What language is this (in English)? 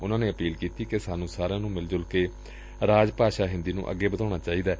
Punjabi